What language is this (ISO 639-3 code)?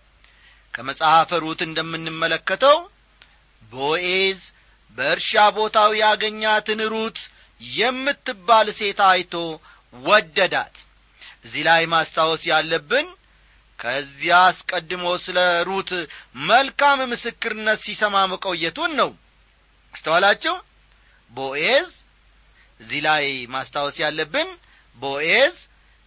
amh